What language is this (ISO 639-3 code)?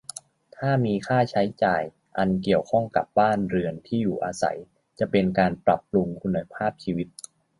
tha